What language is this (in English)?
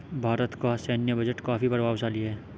Hindi